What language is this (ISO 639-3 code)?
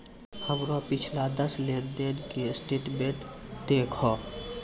mai